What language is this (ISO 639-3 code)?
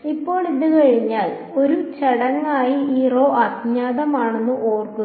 mal